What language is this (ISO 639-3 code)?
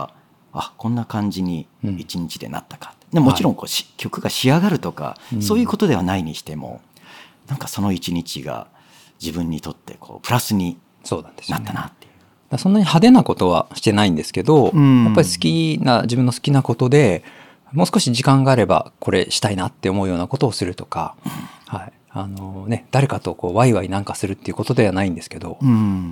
jpn